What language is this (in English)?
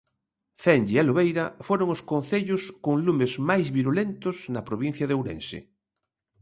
Galician